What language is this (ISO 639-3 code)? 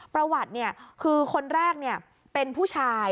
tha